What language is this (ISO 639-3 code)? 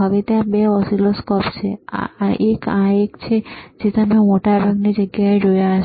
guj